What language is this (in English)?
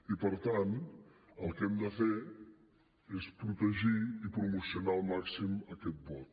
Catalan